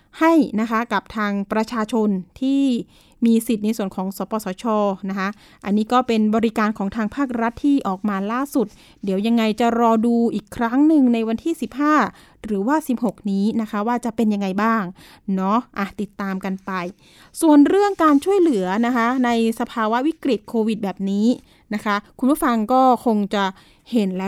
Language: Thai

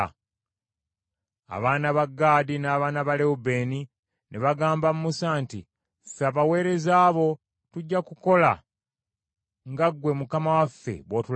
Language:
Ganda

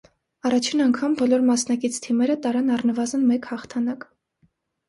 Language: Armenian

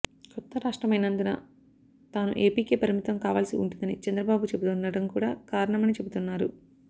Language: Telugu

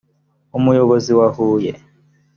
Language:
Kinyarwanda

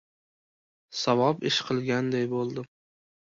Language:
Uzbek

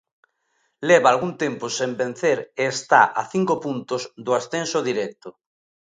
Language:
Galician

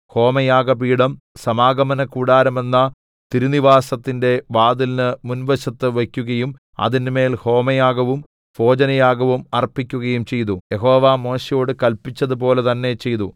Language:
Malayalam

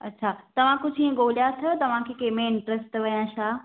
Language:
Sindhi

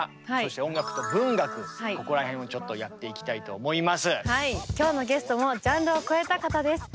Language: Japanese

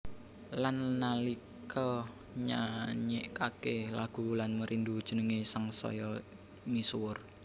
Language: Javanese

